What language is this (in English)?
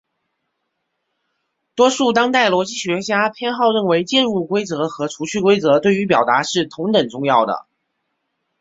Chinese